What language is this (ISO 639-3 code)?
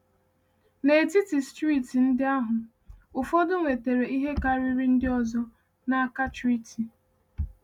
ibo